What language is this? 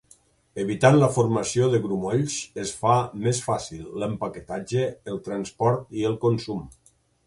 Catalan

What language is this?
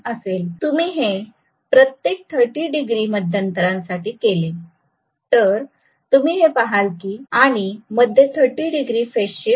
Marathi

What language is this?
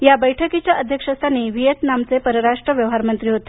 Marathi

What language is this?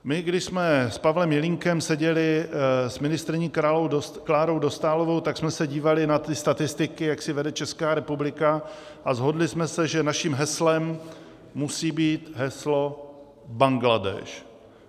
Czech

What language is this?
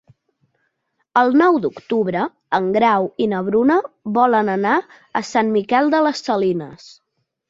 Catalan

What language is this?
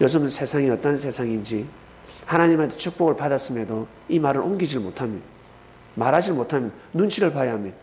Korean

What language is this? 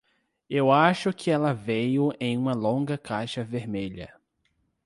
Portuguese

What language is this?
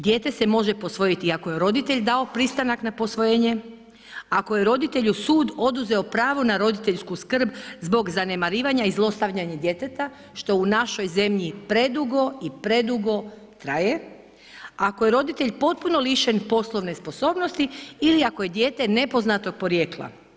Croatian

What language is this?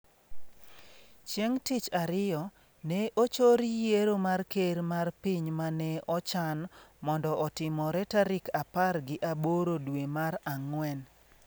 Luo (Kenya and Tanzania)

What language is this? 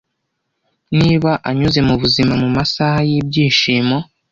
Kinyarwanda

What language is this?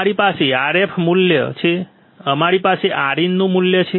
Gujarati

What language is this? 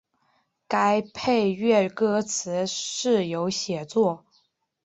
Chinese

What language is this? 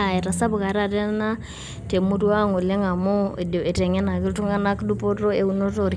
Masai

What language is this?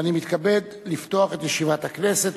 Hebrew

